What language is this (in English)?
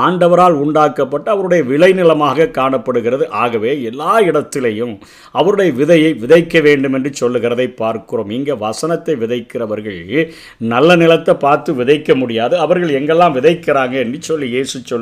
Tamil